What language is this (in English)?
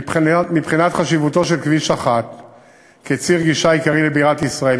Hebrew